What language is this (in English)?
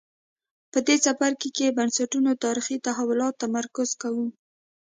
Pashto